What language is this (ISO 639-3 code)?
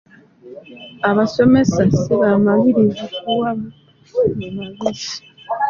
lug